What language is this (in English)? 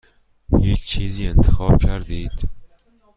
Persian